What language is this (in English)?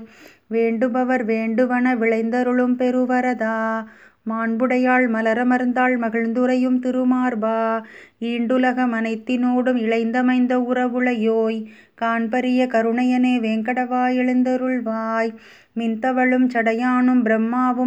Tamil